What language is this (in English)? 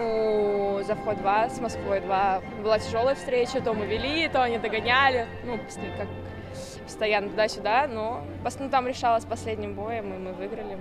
Russian